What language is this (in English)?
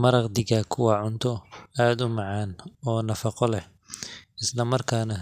Somali